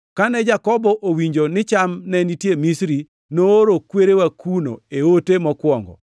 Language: Luo (Kenya and Tanzania)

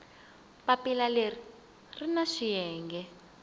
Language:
Tsonga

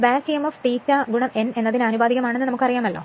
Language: Malayalam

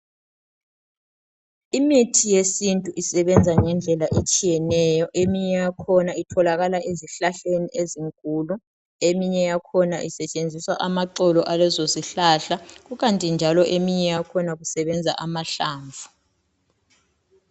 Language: North Ndebele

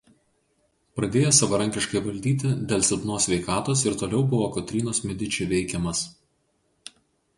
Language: Lithuanian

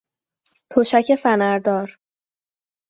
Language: Persian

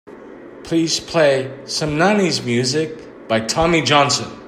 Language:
English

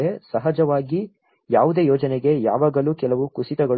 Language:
Kannada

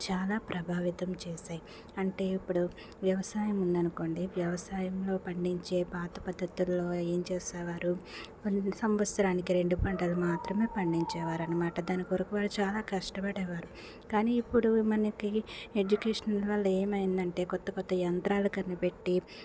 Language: Telugu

